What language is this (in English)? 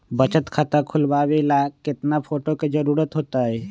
Magahi